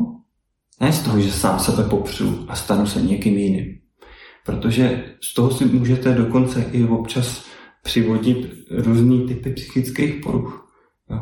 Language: Czech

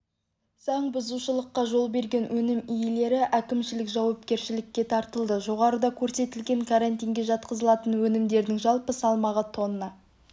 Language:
Kazakh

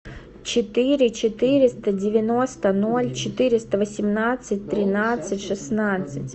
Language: Russian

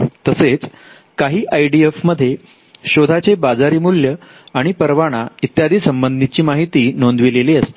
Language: Marathi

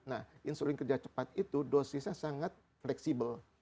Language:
Indonesian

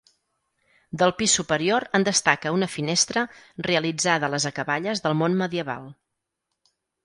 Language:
Catalan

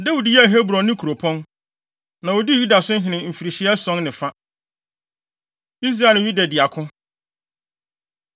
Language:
Akan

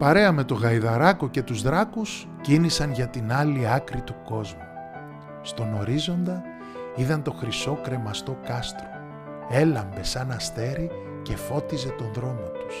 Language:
Greek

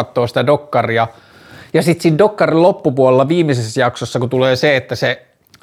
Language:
Finnish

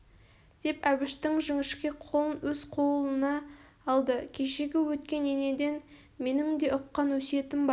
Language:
Kazakh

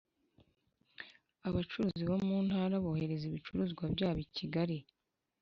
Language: Kinyarwanda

